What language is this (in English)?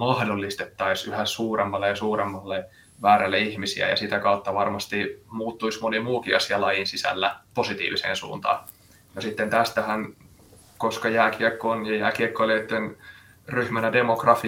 Finnish